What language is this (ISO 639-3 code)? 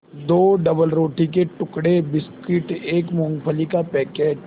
hin